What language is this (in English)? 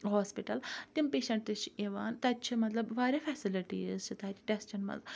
Kashmiri